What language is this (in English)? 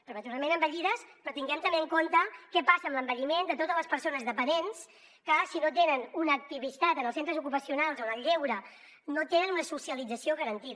Catalan